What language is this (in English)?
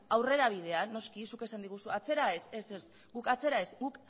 Basque